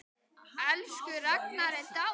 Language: Icelandic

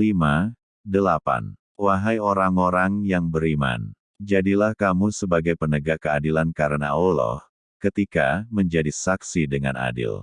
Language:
Indonesian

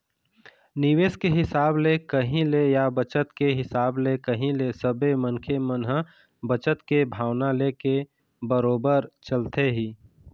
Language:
Chhattisgarhi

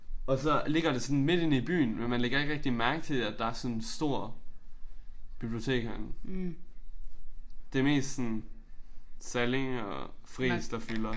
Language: Danish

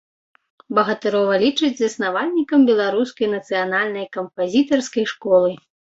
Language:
Belarusian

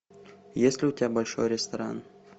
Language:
Russian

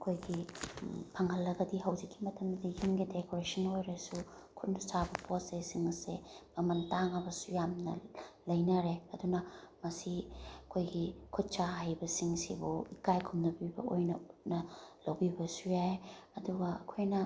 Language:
Manipuri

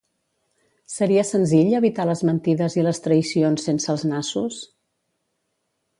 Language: Catalan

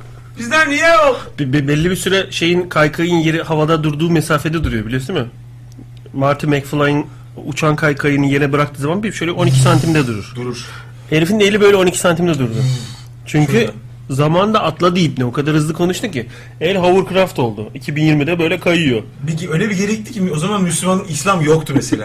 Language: Turkish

